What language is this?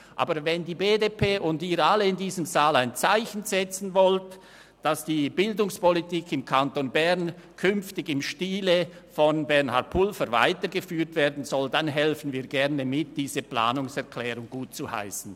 Swiss German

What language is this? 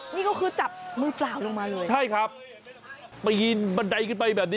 Thai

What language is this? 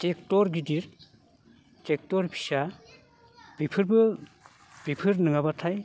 Bodo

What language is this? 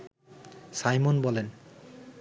Bangla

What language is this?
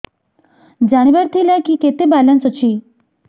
Odia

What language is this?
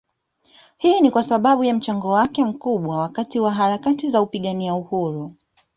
Swahili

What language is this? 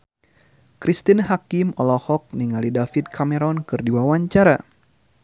Sundanese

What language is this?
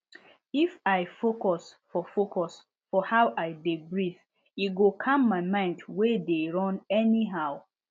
Nigerian Pidgin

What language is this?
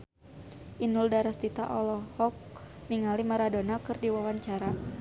Sundanese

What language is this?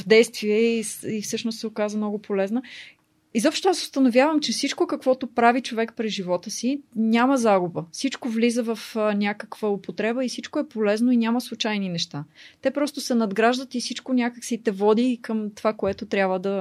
Bulgarian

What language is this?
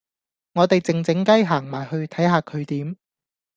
Cantonese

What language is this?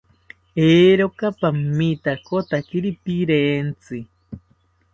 South Ucayali Ashéninka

